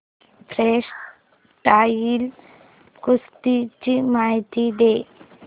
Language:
Marathi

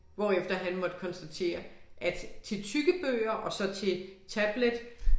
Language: Danish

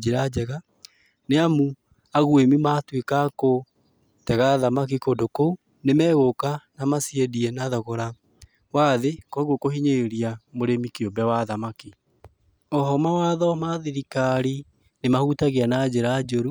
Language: Kikuyu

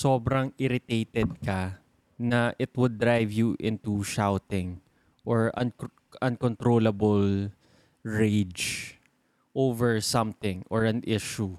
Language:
Filipino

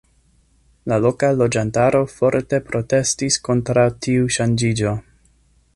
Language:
Esperanto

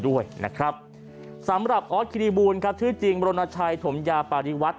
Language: Thai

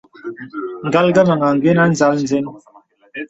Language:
Bebele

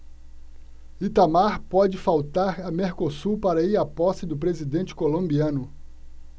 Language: Portuguese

